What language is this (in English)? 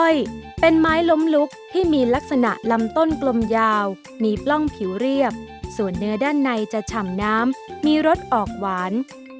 Thai